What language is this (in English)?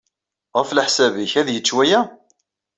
Kabyle